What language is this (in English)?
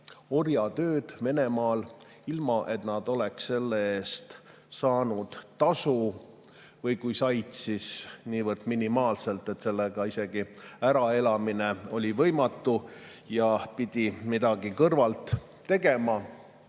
Estonian